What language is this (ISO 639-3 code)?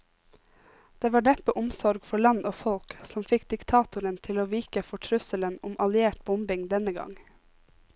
nor